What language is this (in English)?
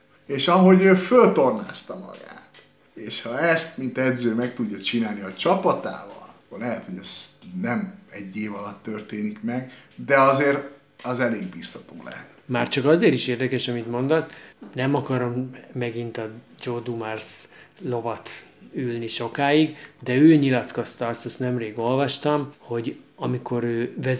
Hungarian